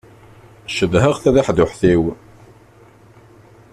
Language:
Kabyle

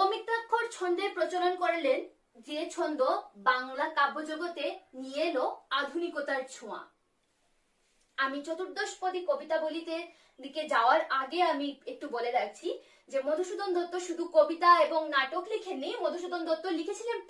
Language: Korean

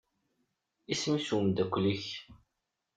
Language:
Kabyle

